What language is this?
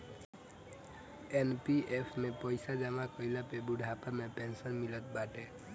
Bhojpuri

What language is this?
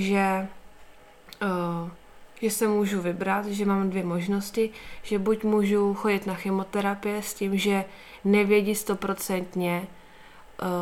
Czech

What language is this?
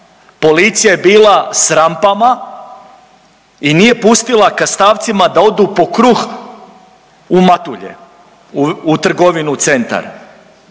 Croatian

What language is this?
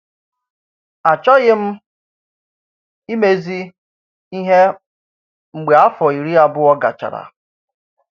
Igbo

